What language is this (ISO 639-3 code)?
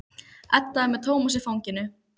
isl